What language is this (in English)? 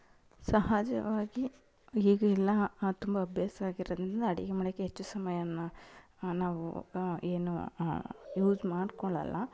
Kannada